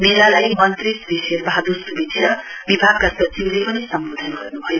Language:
Nepali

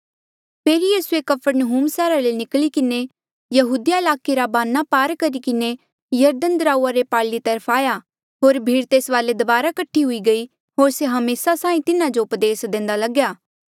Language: Mandeali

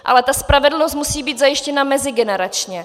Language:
Czech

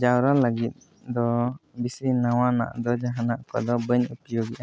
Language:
Santali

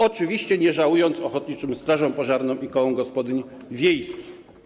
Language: Polish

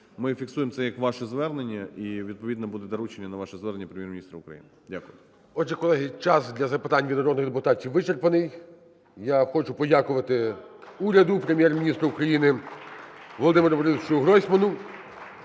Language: Ukrainian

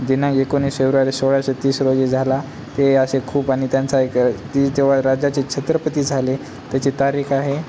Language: Marathi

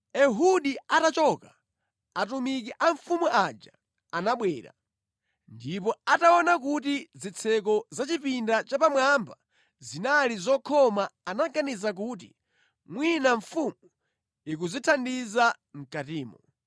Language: Nyanja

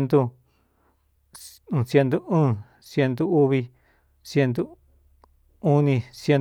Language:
Cuyamecalco Mixtec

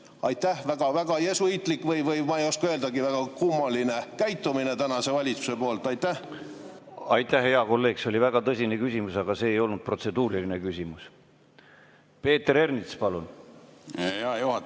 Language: Estonian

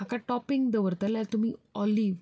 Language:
Konkani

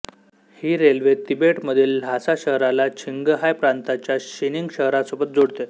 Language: Marathi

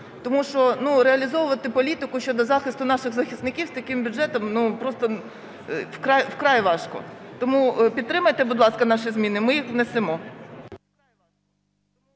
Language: Ukrainian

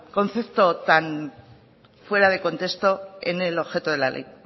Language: Spanish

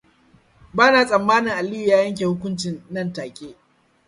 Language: Hausa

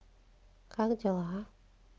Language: Russian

